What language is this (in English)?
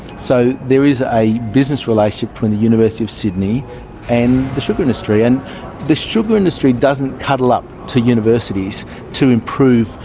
English